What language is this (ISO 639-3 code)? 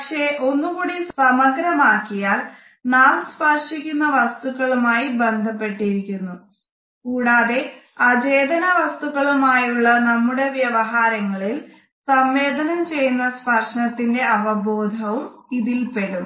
mal